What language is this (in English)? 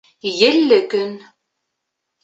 Bashkir